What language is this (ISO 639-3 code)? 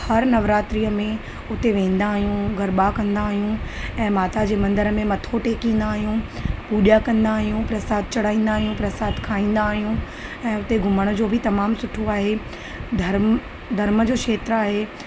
snd